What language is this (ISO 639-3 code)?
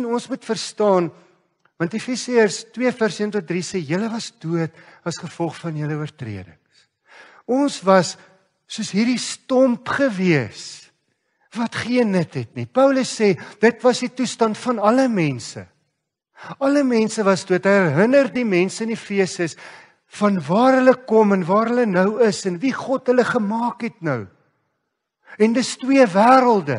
nld